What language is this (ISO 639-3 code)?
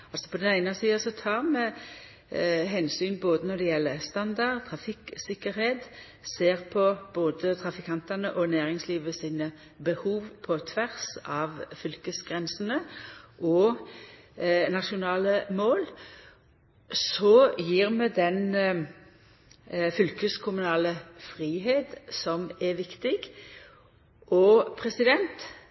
nno